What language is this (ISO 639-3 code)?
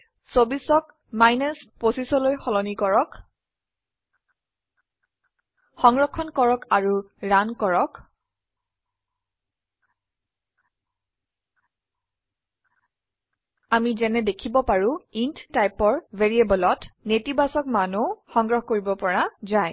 asm